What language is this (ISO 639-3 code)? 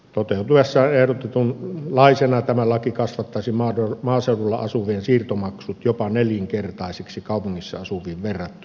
fin